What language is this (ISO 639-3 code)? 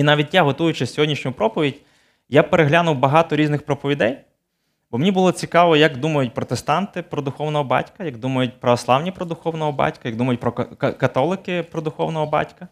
ukr